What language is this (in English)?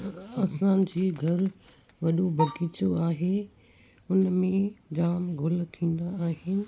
Sindhi